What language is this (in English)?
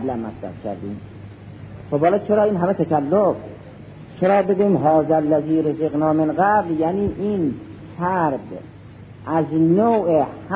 Persian